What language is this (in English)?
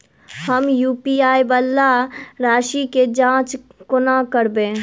Maithili